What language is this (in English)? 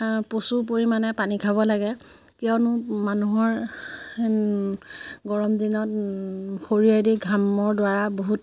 Assamese